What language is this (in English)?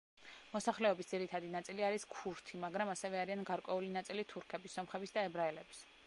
Georgian